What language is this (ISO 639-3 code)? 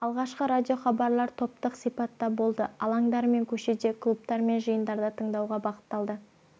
kaz